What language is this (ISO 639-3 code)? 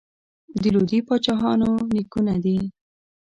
pus